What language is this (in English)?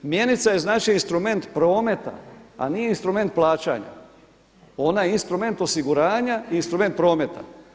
Croatian